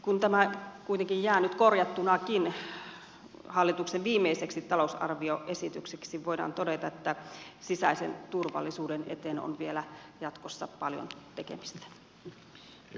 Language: Finnish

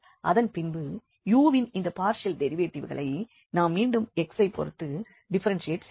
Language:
Tamil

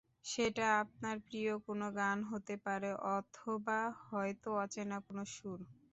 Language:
Bangla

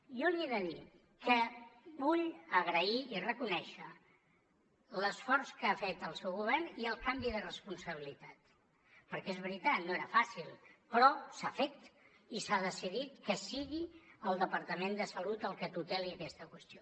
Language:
Catalan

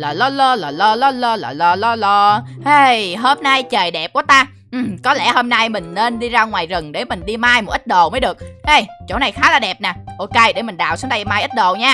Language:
Vietnamese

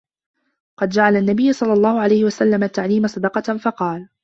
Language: Arabic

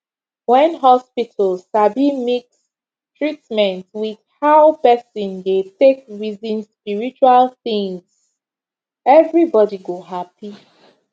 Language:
Nigerian Pidgin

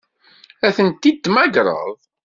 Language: Kabyle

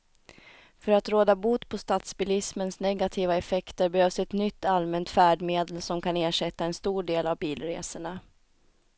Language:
Swedish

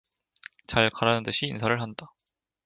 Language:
Korean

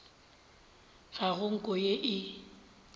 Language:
Northern Sotho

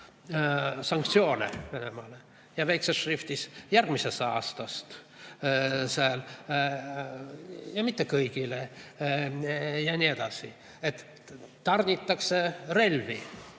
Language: Estonian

